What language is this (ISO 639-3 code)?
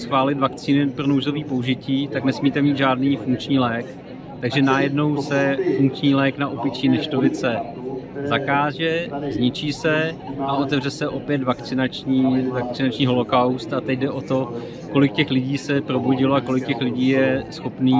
ces